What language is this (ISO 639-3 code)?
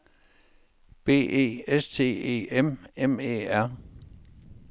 dan